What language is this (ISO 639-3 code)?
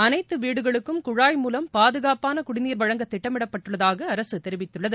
tam